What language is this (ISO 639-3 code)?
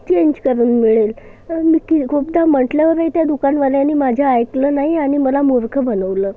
mar